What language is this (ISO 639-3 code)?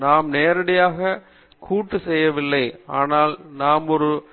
tam